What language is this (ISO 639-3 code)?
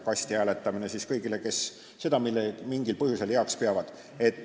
est